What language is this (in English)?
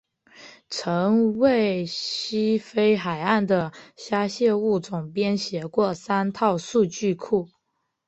Chinese